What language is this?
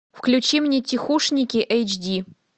Russian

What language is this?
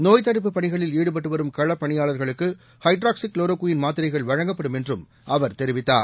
Tamil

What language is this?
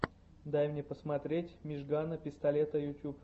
Russian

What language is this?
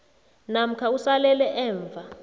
South Ndebele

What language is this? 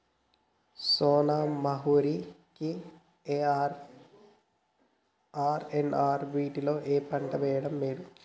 Telugu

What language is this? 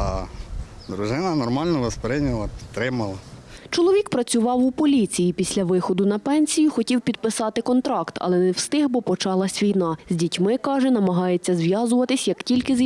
Ukrainian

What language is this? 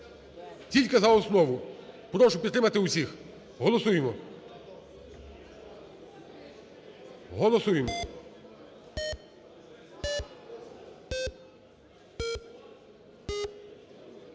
Ukrainian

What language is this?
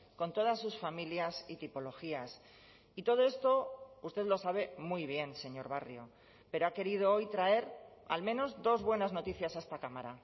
Spanish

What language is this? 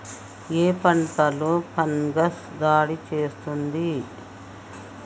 Telugu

